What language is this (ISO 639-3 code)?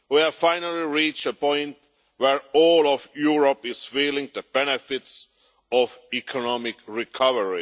eng